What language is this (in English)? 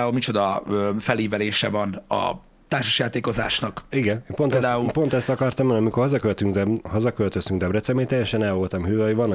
Hungarian